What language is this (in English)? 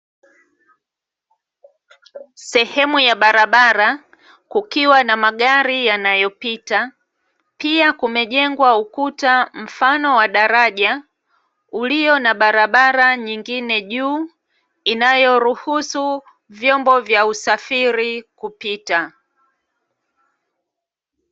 Swahili